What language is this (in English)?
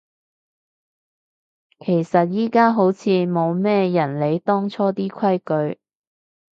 Cantonese